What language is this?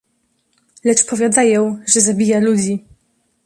Polish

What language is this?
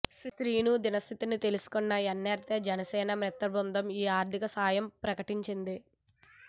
Telugu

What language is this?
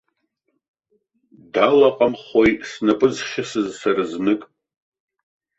Abkhazian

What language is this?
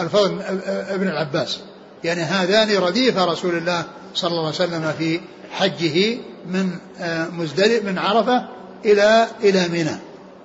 Arabic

